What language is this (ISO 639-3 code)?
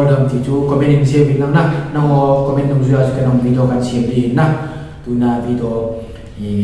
ind